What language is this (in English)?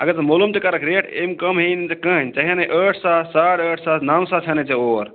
Kashmiri